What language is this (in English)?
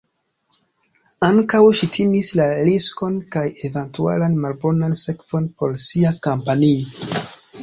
Esperanto